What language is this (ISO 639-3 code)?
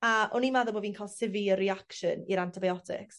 cym